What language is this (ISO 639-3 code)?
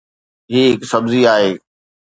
snd